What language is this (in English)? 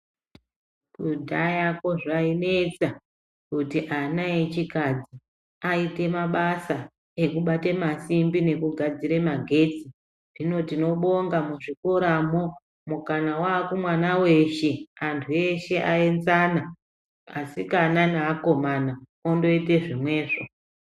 Ndau